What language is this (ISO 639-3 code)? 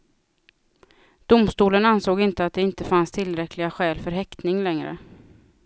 swe